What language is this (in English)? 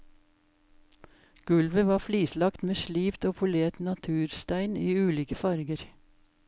Norwegian